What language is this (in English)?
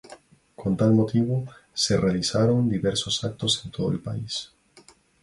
Spanish